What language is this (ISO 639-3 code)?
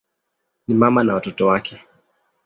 swa